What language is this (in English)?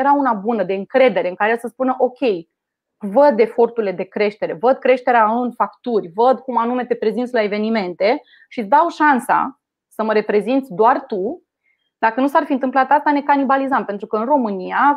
Romanian